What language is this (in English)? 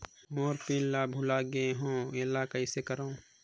Chhattisgarhi